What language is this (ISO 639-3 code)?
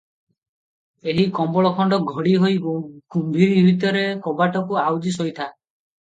ori